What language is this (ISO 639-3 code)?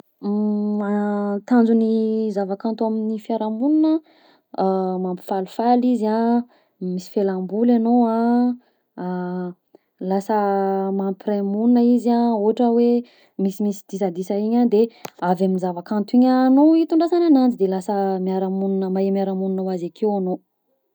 bzc